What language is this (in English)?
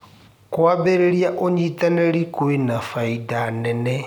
Kikuyu